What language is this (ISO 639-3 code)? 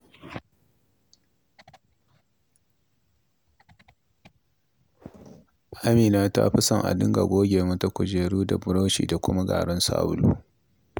hau